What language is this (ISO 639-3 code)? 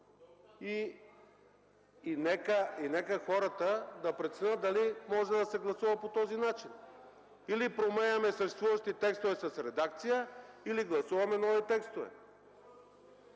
bul